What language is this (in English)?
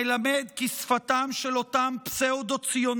Hebrew